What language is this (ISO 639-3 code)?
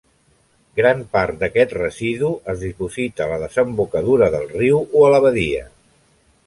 cat